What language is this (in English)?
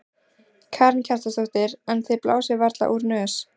Icelandic